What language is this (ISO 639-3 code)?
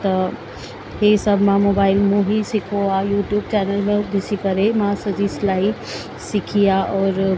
snd